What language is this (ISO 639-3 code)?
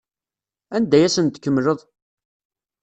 kab